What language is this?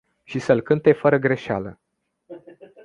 Romanian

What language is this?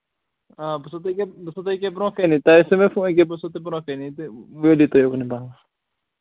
Kashmiri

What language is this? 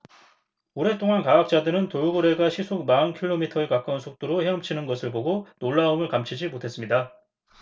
Korean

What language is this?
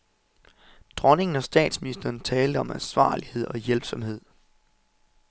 Danish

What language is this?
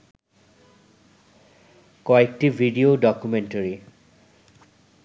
Bangla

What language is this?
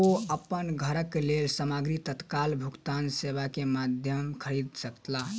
Maithili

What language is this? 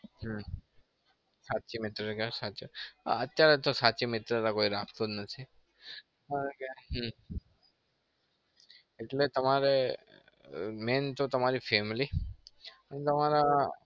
Gujarati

